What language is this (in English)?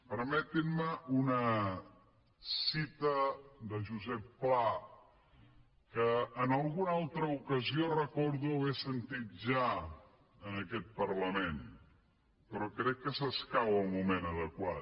Catalan